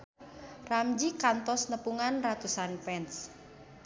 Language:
Sundanese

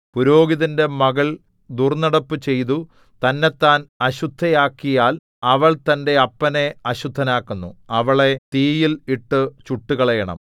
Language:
Malayalam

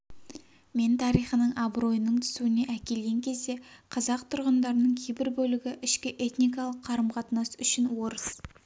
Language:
Kazakh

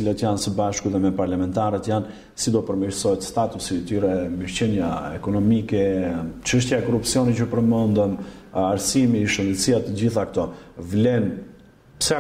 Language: Romanian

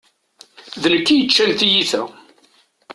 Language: Kabyle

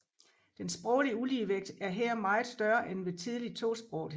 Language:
Danish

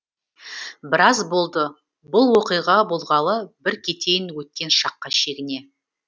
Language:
Kazakh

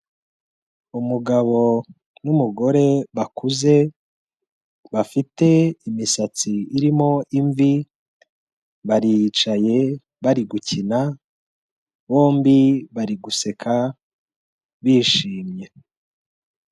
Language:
Kinyarwanda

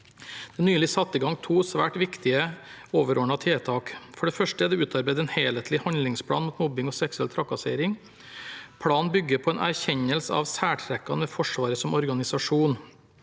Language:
Norwegian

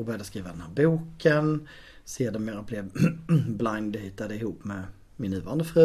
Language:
Swedish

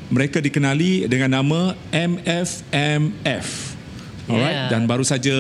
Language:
Malay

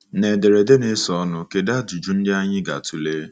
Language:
Igbo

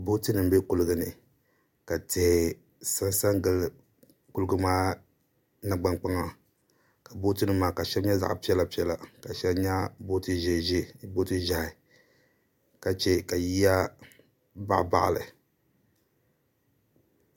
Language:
Dagbani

